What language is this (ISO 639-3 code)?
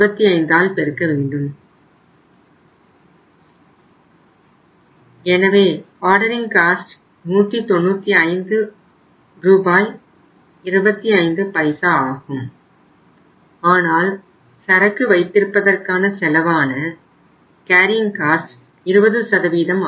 tam